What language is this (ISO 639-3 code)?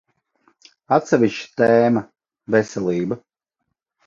lav